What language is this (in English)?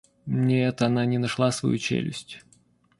Russian